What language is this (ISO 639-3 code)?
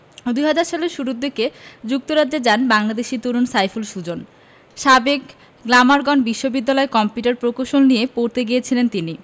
ben